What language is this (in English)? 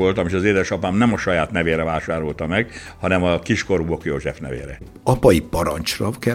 Hungarian